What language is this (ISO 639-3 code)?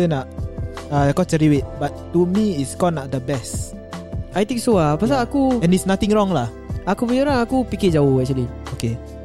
msa